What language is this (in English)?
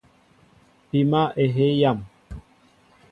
Mbo (Cameroon)